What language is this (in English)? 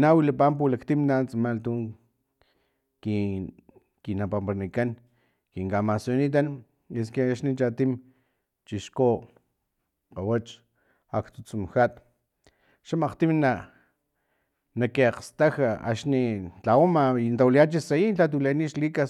Filomena Mata-Coahuitlán Totonac